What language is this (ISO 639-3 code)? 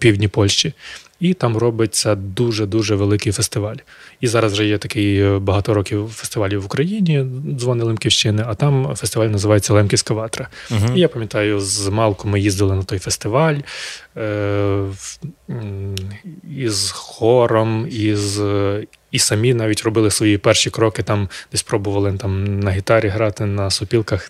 ukr